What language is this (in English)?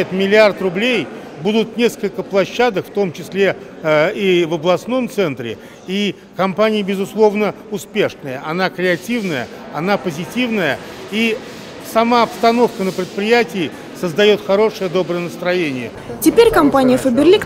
Russian